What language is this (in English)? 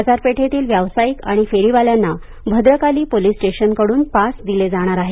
Marathi